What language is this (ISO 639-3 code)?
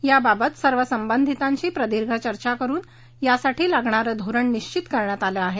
mar